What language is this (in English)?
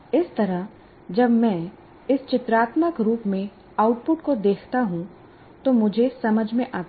Hindi